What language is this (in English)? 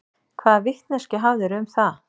Icelandic